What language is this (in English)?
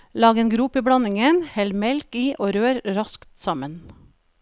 Norwegian